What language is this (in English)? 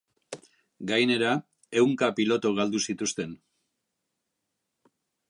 Basque